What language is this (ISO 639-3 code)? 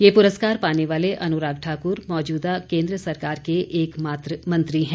hin